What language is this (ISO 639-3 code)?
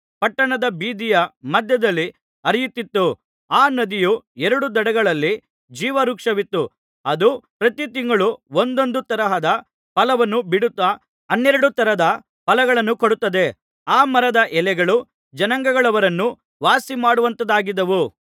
kan